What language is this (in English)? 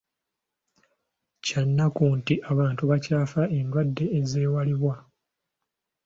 Ganda